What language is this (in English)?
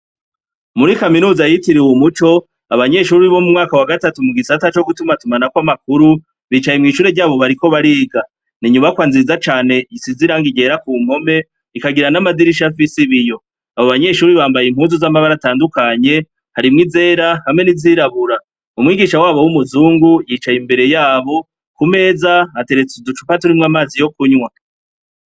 Rundi